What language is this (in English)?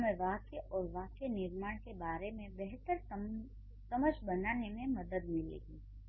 Hindi